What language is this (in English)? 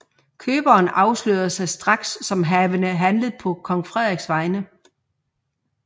Danish